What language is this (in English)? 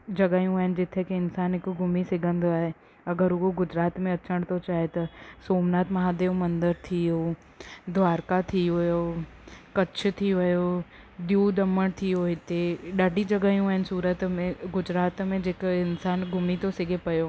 Sindhi